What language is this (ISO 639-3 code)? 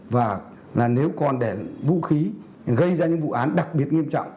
vie